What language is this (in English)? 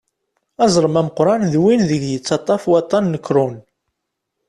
Kabyle